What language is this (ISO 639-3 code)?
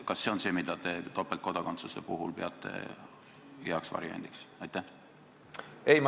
est